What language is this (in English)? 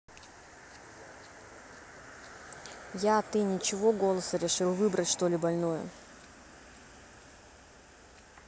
Russian